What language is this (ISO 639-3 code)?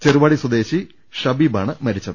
mal